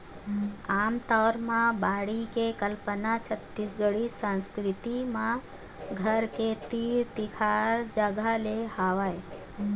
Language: Chhattisgarhi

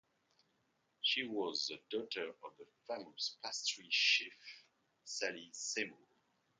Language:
English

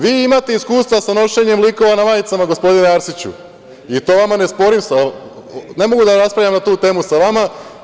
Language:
Serbian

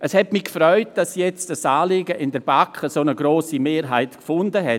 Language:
Swiss German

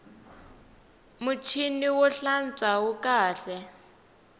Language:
Tsonga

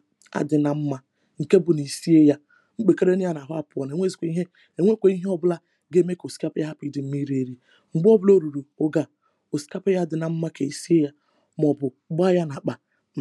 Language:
Igbo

